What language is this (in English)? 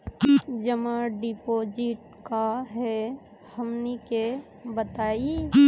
Magahi